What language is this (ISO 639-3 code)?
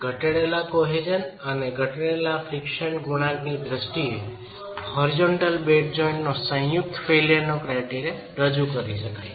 guj